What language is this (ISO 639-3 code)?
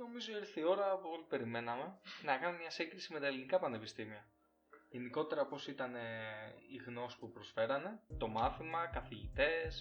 ell